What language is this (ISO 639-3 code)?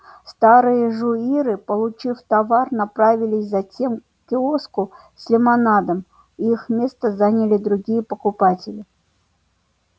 rus